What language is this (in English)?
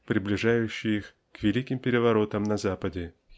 Russian